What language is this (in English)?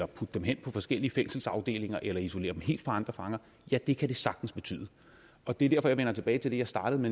Danish